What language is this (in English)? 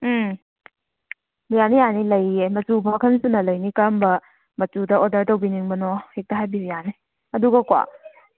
Manipuri